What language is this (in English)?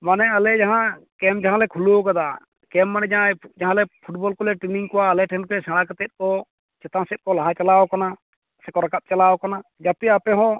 Santali